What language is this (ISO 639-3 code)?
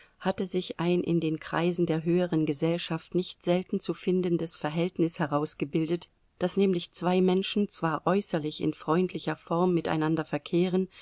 deu